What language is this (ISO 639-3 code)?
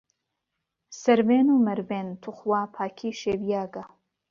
ckb